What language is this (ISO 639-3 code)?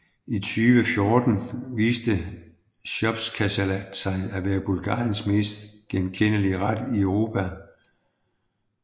dan